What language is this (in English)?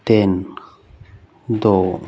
Punjabi